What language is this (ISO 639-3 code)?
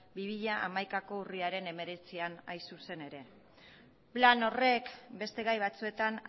eus